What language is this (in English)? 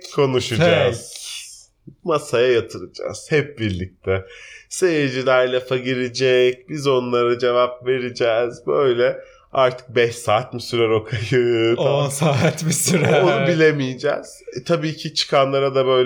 Turkish